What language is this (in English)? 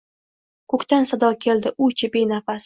Uzbek